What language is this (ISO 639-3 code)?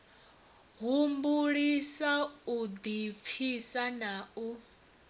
ven